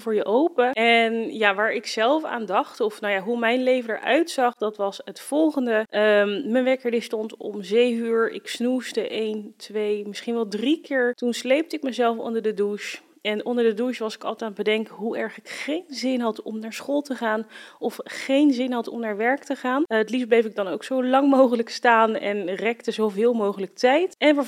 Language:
Dutch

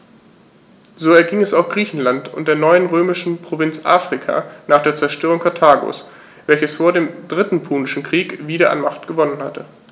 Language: German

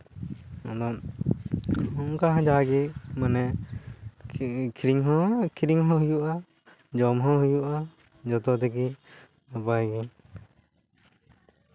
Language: Santali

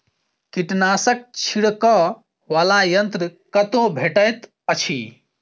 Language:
Maithili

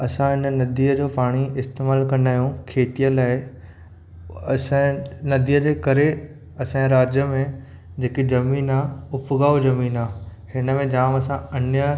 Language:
Sindhi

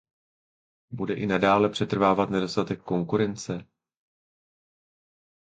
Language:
Czech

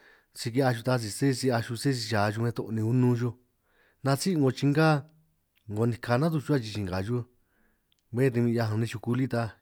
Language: San Martín Itunyoso Triqui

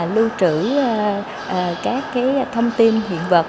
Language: Vietnamese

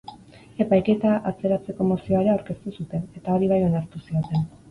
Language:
Basque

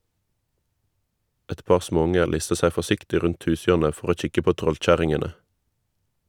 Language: Norwegian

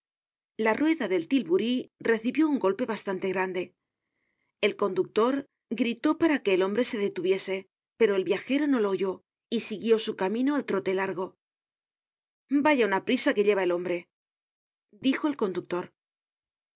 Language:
Spanish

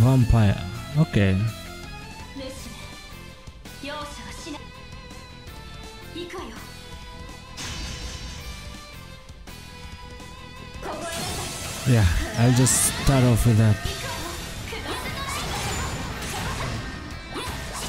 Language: English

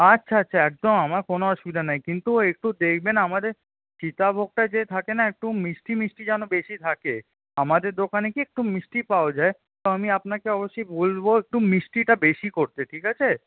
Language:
Bangla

